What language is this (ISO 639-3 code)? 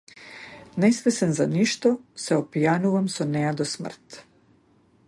mkd